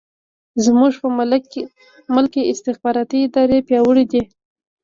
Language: Pashto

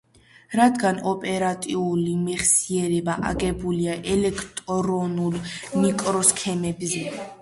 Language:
Georgian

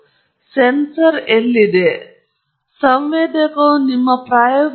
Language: Kannada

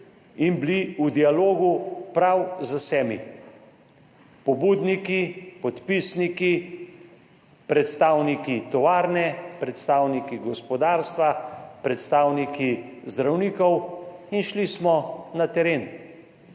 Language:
Slovenian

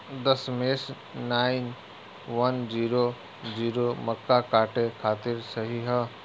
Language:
Bhojpuri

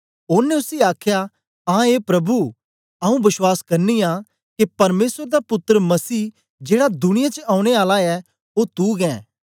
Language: Dogri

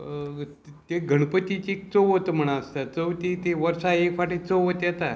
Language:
Konkani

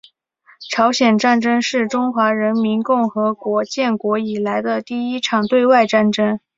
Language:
Chinese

